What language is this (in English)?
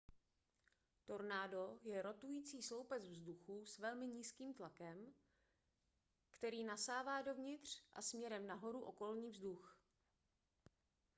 Czech